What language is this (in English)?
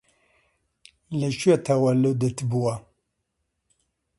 Central Kurdish